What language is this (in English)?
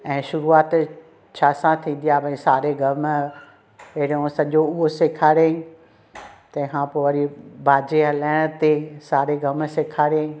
Sindhi